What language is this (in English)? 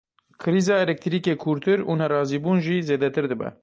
Kurdish